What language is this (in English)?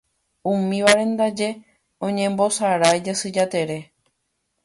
Guarani